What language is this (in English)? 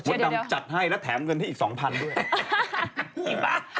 Thai